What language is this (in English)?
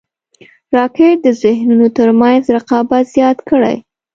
Pashto